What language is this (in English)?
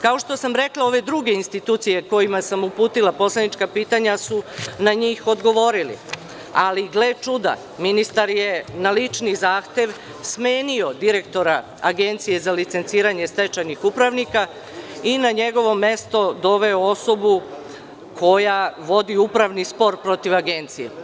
Serbian